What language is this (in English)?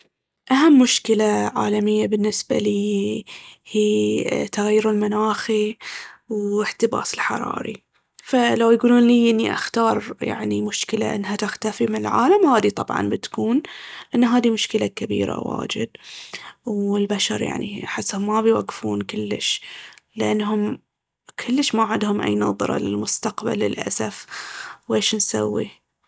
Baharna Arabic